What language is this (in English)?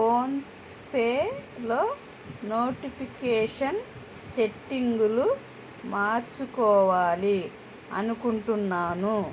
Telugu